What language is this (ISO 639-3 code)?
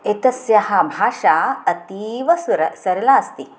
san